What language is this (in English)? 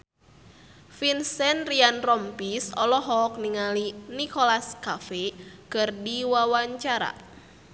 Sundanese